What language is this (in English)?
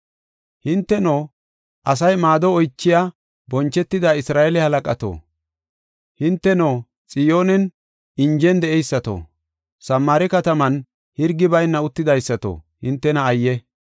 Gofa